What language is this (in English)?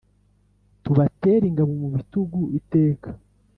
Kinyarwanda